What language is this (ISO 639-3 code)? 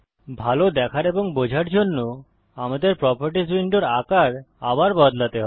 ben